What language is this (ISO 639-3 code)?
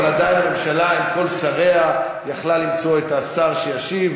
heb